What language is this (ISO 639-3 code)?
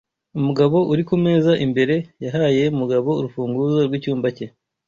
kin